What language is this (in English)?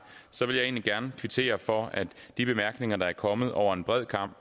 Danish